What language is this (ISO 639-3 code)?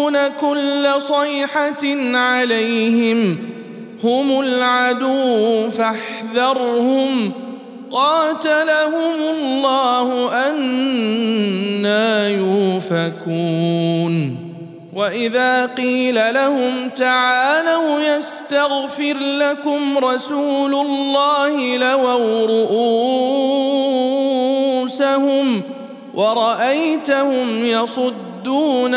ara